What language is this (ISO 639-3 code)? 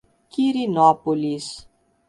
por